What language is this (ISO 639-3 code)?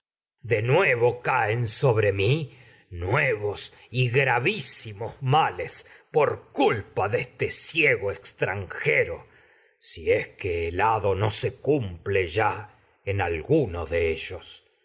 spa